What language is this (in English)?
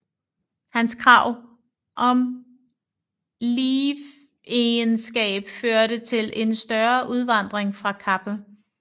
Danish